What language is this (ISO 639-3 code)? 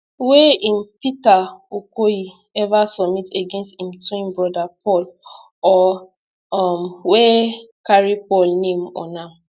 pcm